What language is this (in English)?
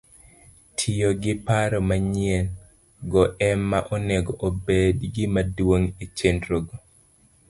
Luo (Kenya and Tanzania)